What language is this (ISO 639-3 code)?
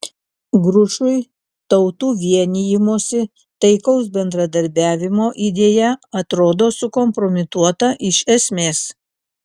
lit